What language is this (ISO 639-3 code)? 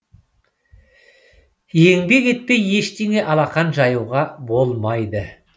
kaz